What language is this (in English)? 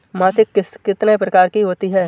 Hindi